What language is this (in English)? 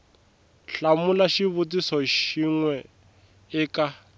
Tsonga